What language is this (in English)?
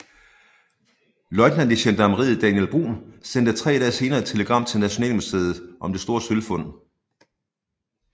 Danish